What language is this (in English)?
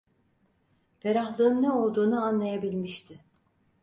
Turkish